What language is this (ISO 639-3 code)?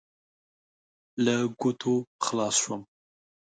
pus